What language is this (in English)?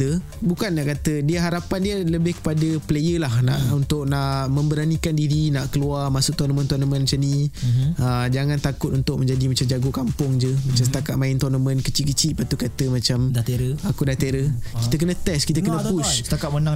Malay